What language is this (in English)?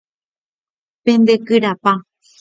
Guarani